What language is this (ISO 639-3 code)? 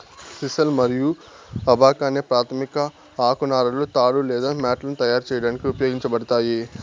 tel